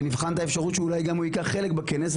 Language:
Hebrew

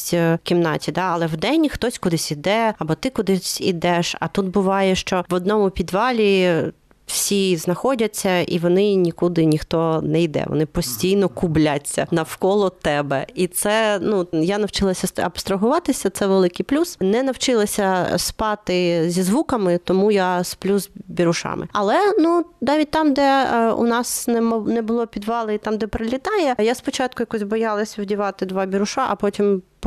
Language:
Ukrainian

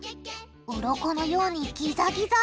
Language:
Japanese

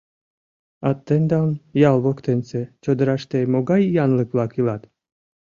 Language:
Mari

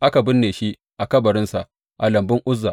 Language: Hausa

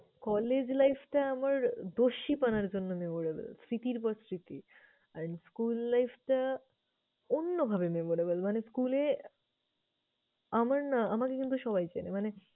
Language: Bangla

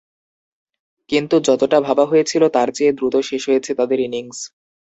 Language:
Bangla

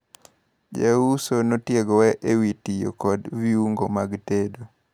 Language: Luo (Kenya and Tanzania)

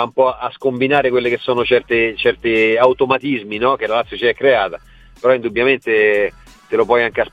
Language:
Italian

